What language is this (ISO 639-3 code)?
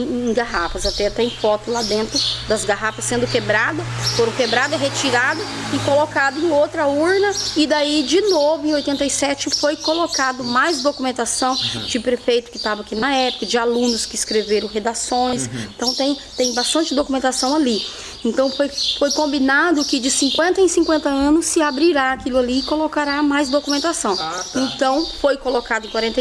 por